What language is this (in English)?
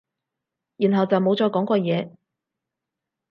Cantonese